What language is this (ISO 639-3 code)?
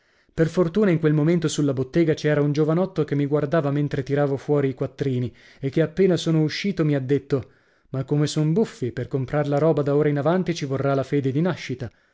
ita